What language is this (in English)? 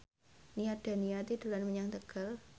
Javanese